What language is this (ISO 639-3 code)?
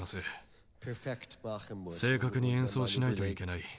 jpn